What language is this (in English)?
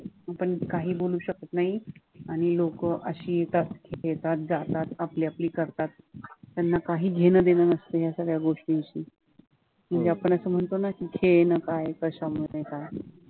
Marathi